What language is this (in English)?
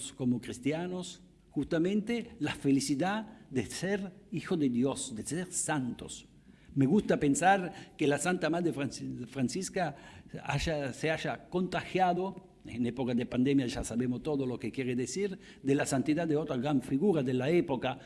Spanish